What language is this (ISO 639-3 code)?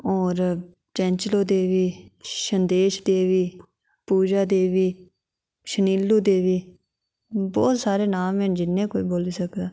doi